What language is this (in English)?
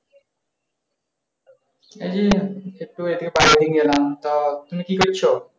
Bangla